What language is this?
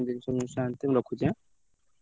Odia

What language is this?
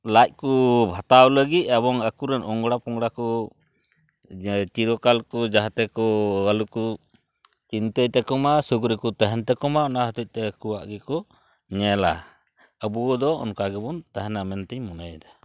Santali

